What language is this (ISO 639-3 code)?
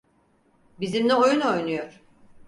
tur